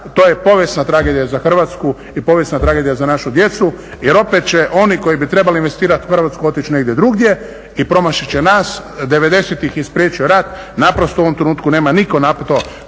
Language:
Croatian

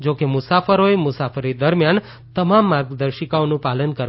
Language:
Gujarati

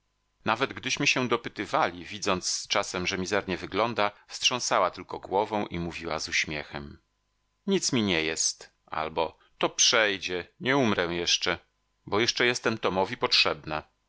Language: Polish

